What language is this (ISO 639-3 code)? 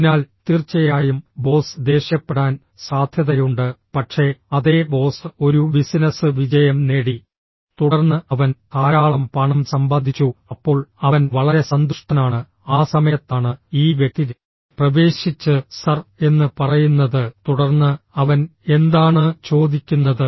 mal